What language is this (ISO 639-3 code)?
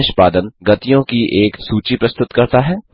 hin